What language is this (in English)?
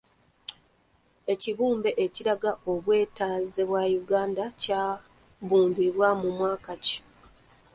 Ganda